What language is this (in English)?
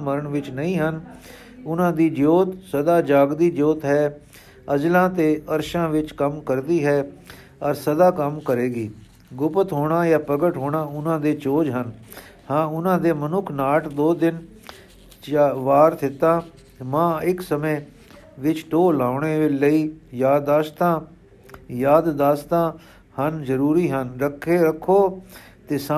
Punjabi